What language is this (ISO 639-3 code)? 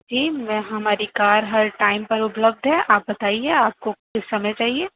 urd